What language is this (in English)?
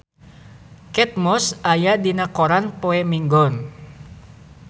Sundanese